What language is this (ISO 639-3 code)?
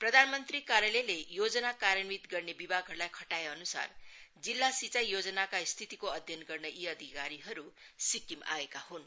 nep